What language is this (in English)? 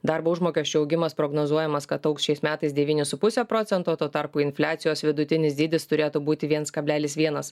Lithuanian